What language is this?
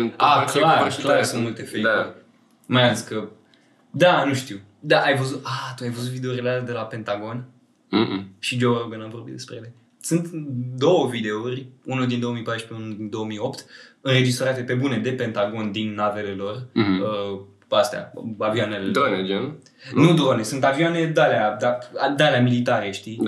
Romanian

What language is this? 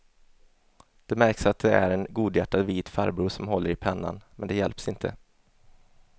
Swedish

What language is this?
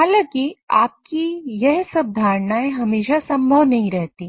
Hindi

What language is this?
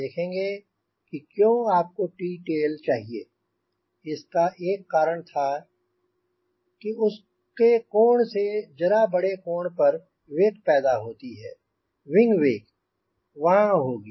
Hindi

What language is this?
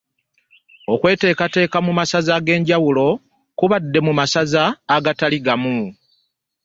Ganda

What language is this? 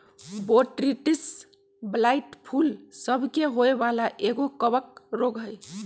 Magahi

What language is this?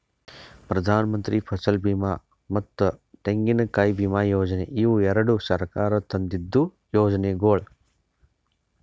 Kannada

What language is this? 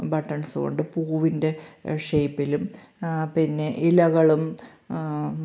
Malayalam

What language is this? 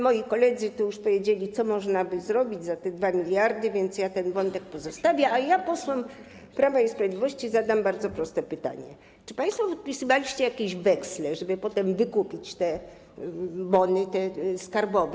Polish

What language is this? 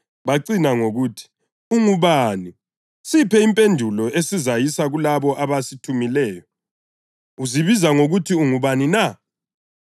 North Ndebele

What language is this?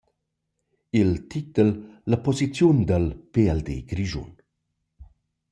Romansh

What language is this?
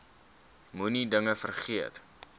Afrikaans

